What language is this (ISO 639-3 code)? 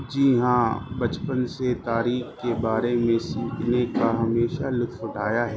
urd